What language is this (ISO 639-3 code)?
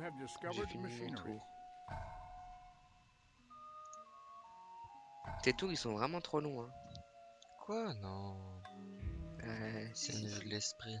fra